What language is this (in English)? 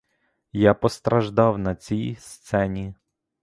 Ukrainian